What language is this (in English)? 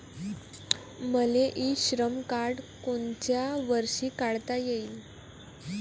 Marathi